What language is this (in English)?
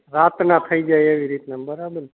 Gujarati